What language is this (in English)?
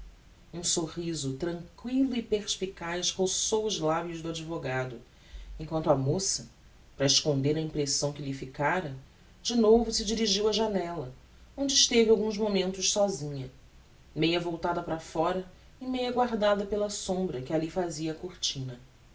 Portuguese